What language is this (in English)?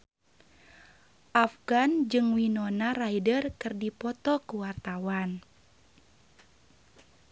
Sundanese